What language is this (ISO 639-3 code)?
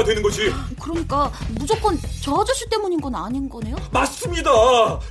kor